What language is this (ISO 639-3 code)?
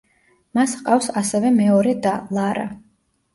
kat